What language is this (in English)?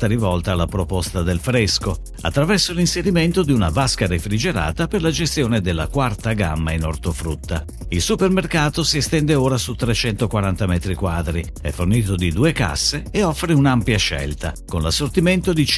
Italian